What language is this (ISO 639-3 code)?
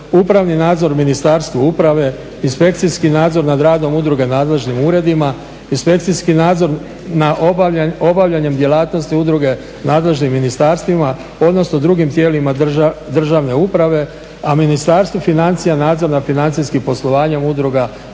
hrv